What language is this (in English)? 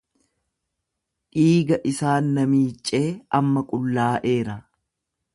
Oromo